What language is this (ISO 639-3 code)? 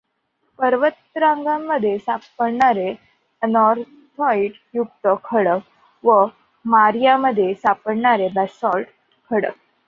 mar